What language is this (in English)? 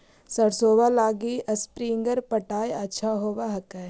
Magahi